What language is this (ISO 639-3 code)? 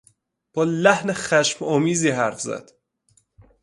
fas